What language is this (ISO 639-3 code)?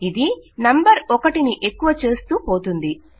tel